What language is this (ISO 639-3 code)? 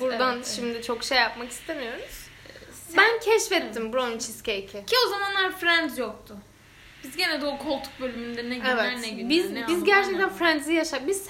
tur